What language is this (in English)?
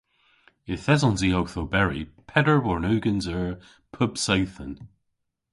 Cornish